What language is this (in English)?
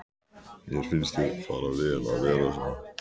Icelandic